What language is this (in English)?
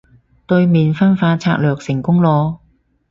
Cantonese